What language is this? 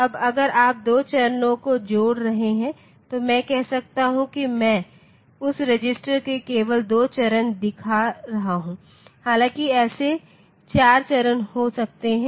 Hindi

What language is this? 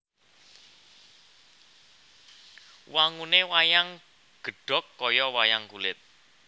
Javanese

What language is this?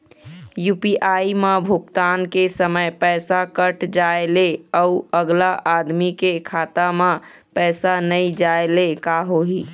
Chhattisgarhi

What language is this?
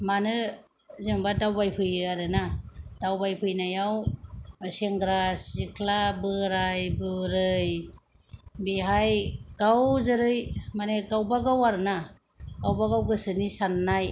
Bodo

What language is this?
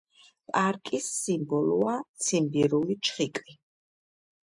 Georgian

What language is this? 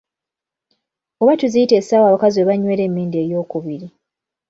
Ganda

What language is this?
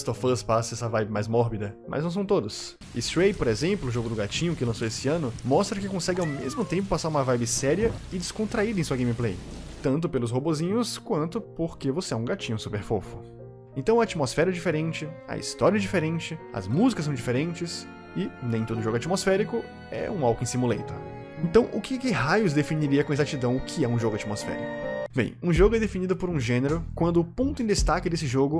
Portuguese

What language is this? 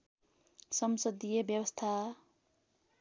Nepali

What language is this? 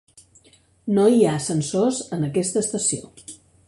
Catalan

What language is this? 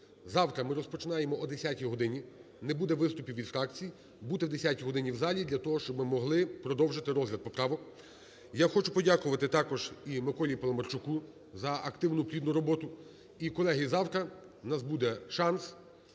Ukrainian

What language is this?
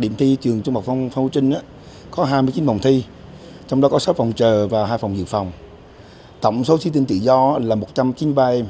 Vietnamese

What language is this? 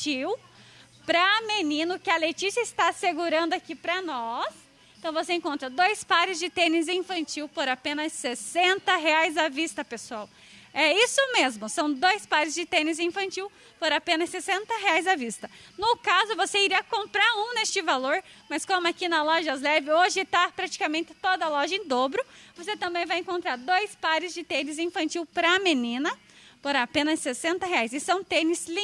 Portuguese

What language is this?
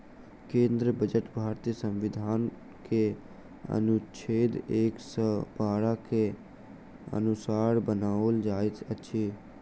Maithili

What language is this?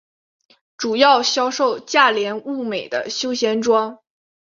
Chinese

